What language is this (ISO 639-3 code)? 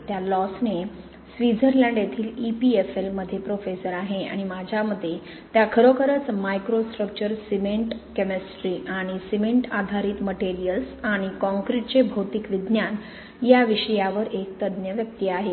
mar